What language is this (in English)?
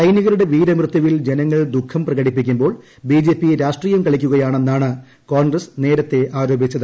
Malayalam